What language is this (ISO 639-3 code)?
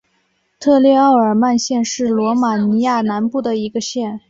zho